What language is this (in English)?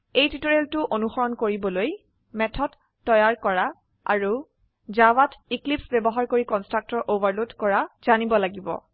Assamese